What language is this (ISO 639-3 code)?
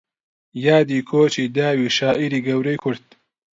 ckb